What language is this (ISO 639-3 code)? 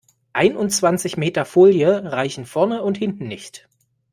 deu